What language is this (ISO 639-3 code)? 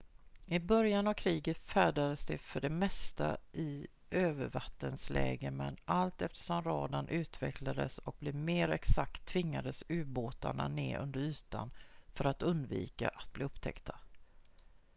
swe